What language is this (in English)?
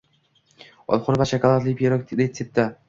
Uzbek